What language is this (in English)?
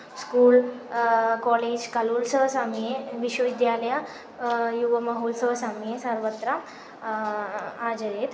Sanskrit